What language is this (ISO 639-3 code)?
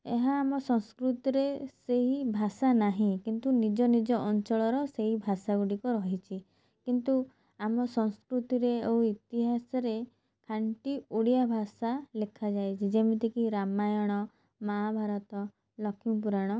ori